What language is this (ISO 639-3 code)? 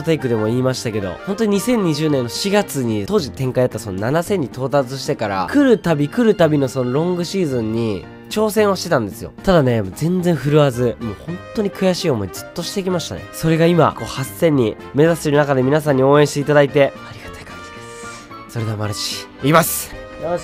jpn